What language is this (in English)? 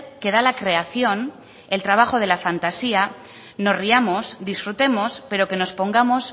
Spanish